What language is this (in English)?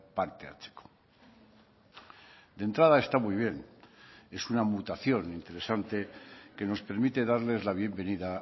Spanish